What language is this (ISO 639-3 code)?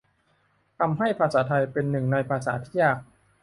tha